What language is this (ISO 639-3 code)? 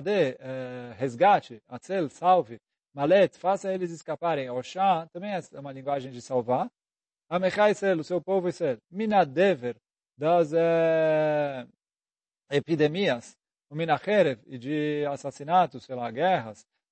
por